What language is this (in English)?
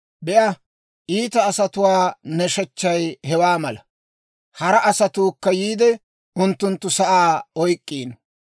Dawro